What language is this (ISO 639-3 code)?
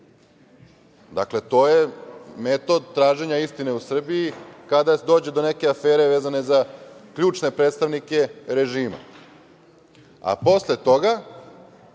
srp